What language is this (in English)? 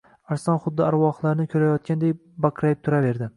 Uzbek